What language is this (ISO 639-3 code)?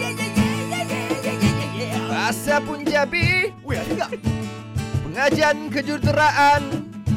msa